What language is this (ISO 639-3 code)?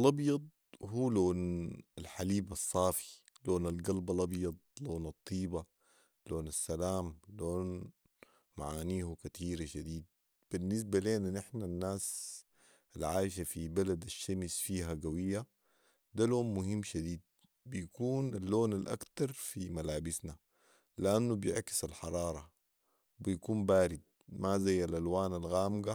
apd